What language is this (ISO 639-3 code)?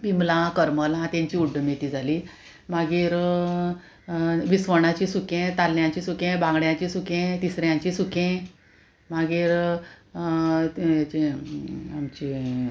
kok